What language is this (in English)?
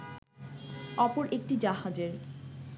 Bangla